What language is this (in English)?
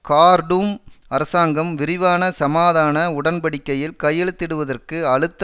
Tamil